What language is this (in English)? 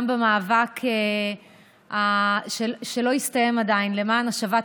Hebrew